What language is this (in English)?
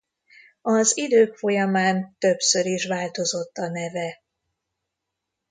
Hungarian